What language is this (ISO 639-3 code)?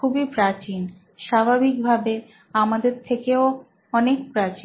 ben